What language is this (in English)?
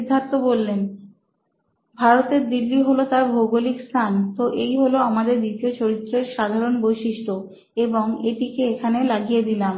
Bangla